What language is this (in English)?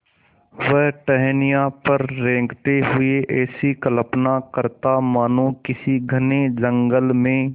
Hindi